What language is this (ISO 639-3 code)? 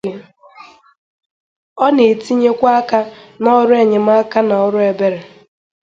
ibo